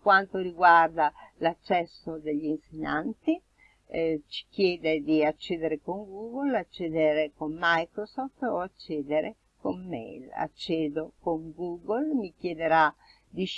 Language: Italian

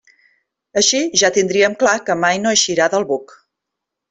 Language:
Catalan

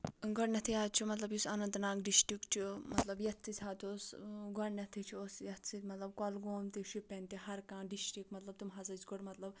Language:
Kashmiri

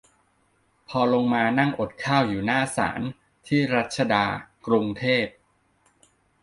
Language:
Thai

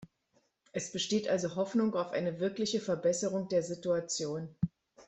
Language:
German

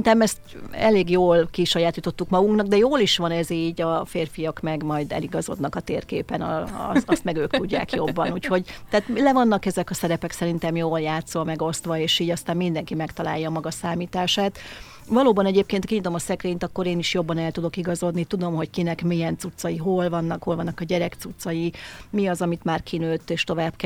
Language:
Hungarian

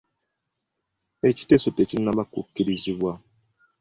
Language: Ganda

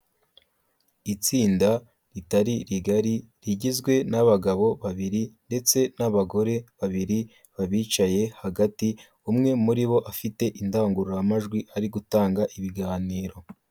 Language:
Kinyarwanda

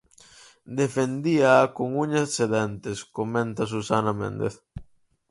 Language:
Galician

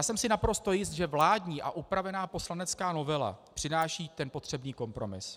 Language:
Czech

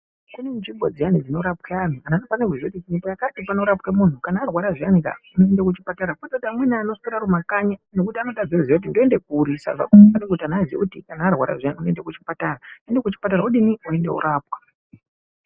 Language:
Ndau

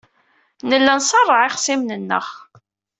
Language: Kabyle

